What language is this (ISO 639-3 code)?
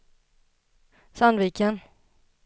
swe